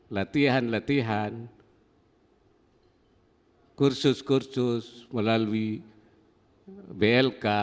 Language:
Indonesian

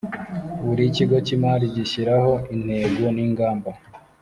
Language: Kinyarwanda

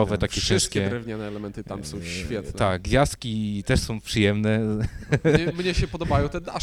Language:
Polish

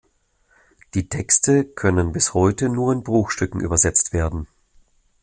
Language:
German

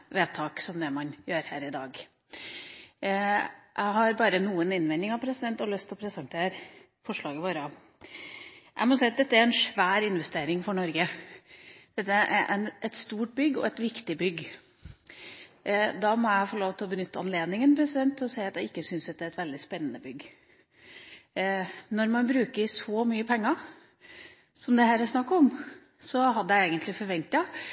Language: Norwegian Bokmål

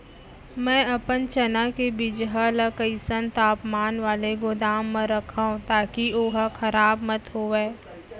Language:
Chhattisgarhi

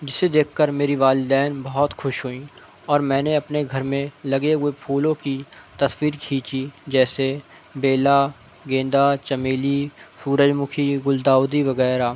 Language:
Urdu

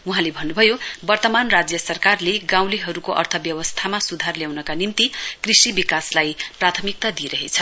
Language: Nepali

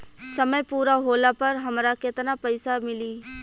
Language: Bhojpuri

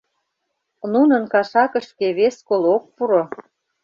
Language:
Mari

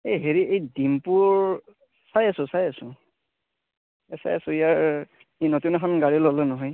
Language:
Assamese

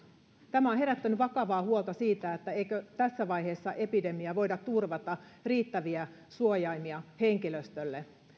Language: Finnish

